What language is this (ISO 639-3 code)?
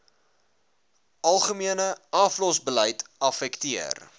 afr